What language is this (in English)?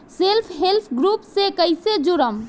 Bhojpuri